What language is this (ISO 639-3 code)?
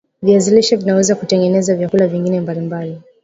swa